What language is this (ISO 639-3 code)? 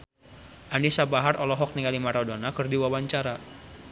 sun